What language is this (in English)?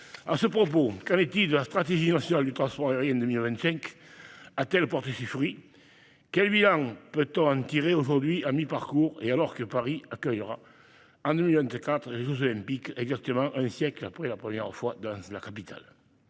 French